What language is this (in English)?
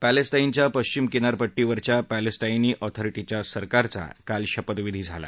Marathi